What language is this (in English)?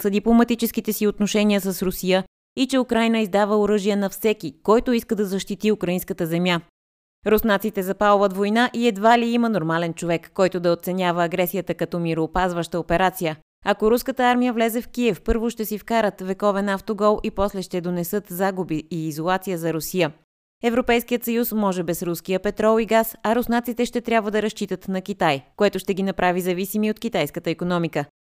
Bulgarian